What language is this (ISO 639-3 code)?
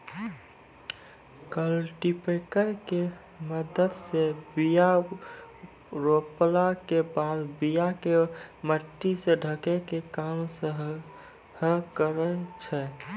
mai